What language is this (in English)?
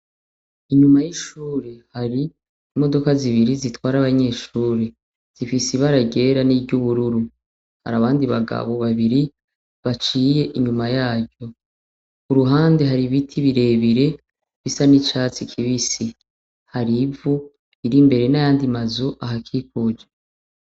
Rundi